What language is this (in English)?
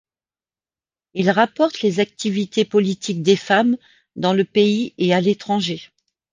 French